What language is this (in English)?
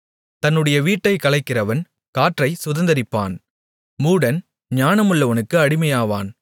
Tamil